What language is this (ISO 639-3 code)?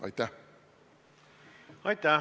est